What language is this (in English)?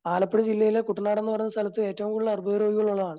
Malayalam